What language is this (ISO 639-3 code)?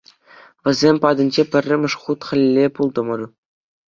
chv